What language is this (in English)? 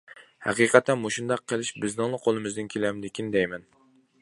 Uyghur